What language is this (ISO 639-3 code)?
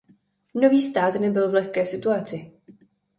ces